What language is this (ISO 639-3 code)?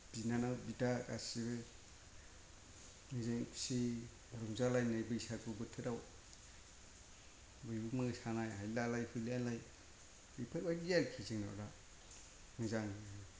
brx